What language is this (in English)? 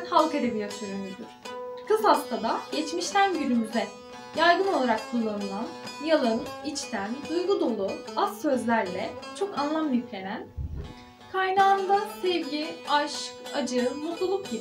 Turkish